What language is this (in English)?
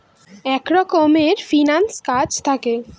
Bangla